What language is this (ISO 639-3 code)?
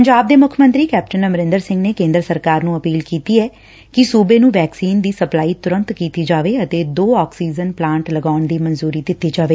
pan